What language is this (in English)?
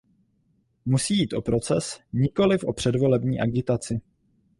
Czech